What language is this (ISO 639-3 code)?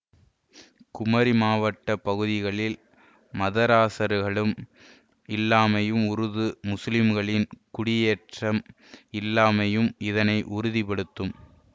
tam